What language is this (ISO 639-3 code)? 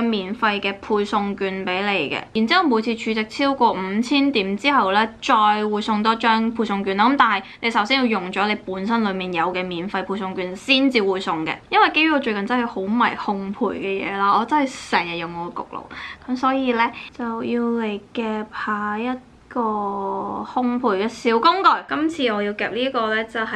zho